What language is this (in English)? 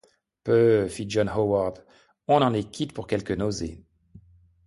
French